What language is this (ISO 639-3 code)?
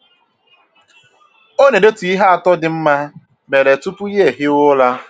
ibo